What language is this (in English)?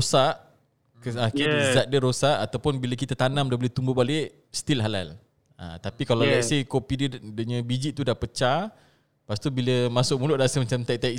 Malay